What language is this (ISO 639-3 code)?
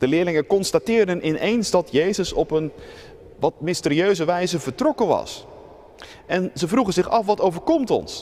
nld